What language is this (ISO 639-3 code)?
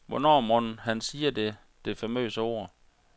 dan